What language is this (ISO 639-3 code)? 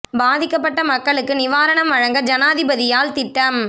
tam